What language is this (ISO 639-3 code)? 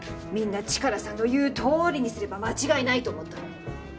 jpn